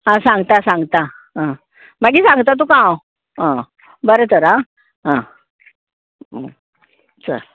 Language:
Konkani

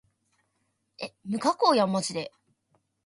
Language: Japanese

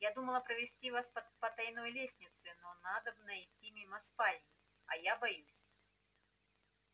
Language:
Russian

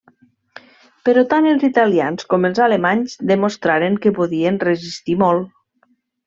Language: Catalan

